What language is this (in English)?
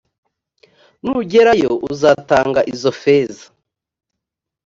Kinyarwanda